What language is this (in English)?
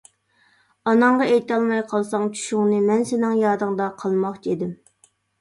Uyghur